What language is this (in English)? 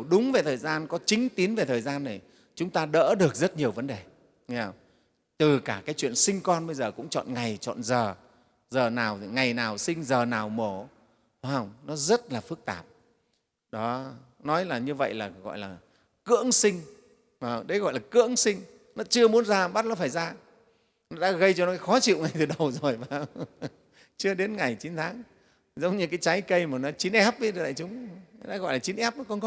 Vietnamese